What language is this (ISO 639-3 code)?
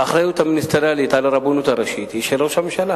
heb